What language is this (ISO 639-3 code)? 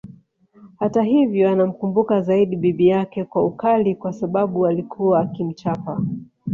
swa